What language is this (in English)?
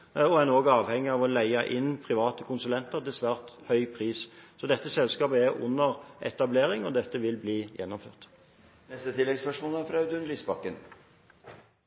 Norwegian Bokmål